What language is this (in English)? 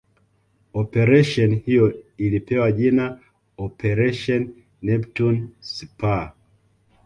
Swahili